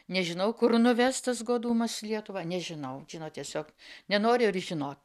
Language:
Lithuanian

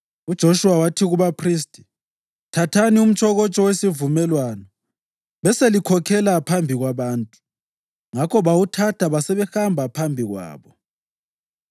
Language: North Ndebele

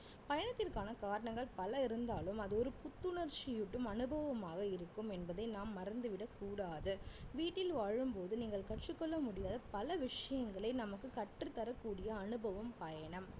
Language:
Tamil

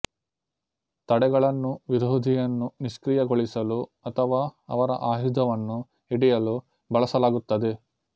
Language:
Kannada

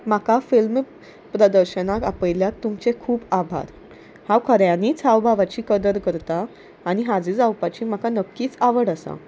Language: Konkani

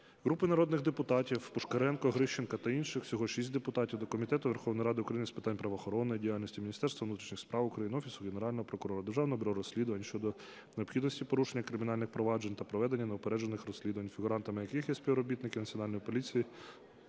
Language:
Ukrainian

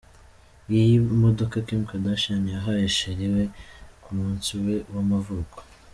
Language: Kinyarwanda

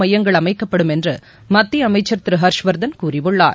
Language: Tamil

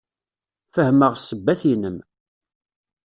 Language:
Kabyle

